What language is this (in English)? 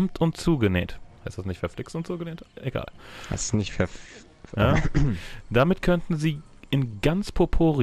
German